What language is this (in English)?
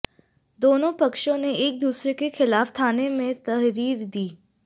Hindi